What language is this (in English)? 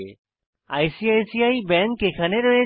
Bangla